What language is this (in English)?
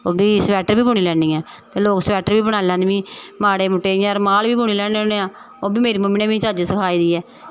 Dogri